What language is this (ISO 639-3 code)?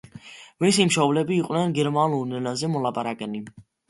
kat